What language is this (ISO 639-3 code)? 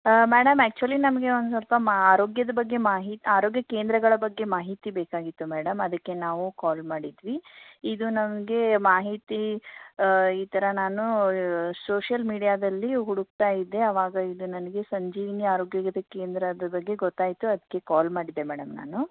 kan